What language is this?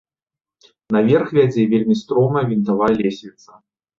Belarusian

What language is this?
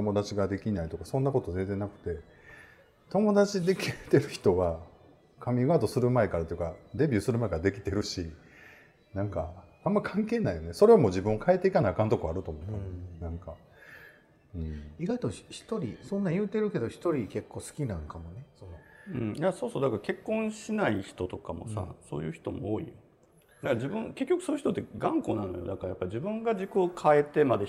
Japanese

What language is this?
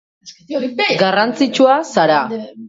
Basque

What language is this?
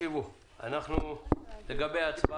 Hebrew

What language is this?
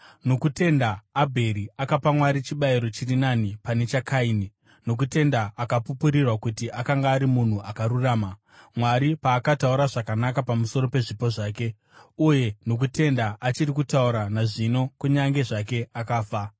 Shona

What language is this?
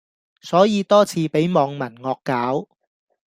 Cantonese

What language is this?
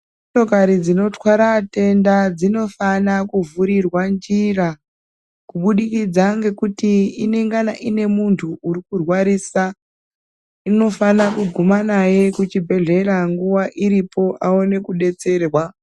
Ndau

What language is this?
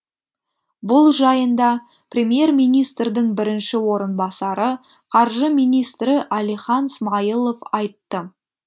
Kazakh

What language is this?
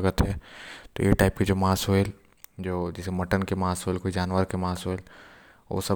Korwa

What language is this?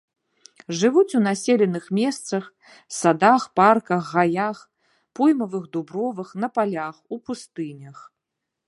Belarusian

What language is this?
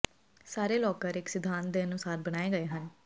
Punjabi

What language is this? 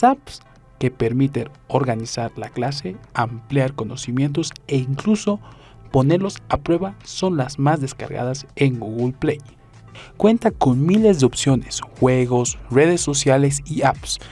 Spanish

